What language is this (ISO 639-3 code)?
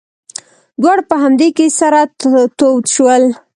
pus